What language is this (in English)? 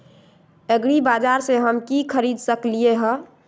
Magahi